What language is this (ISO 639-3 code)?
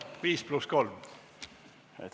est